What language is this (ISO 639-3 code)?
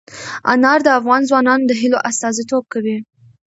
pus